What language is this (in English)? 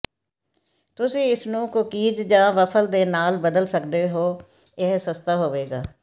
Punjabi